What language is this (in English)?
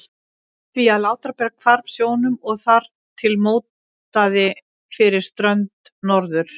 Icelandic